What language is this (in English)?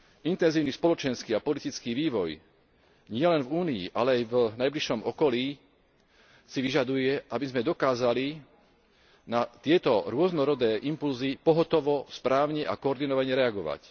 Slovak